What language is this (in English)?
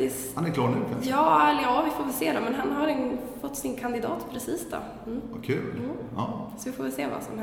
Swedish